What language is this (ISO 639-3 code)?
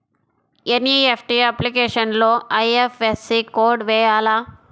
tel